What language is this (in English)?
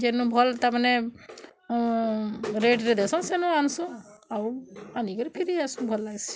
Odia